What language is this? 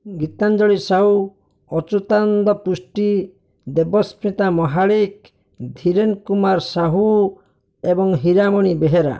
Odia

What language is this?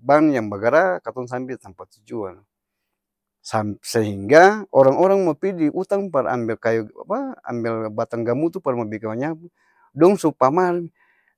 Ambonese Malay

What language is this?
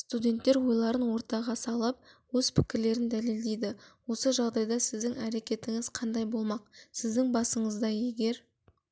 Kazakh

